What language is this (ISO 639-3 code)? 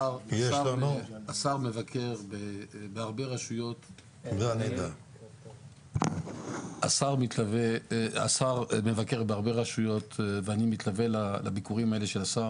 heb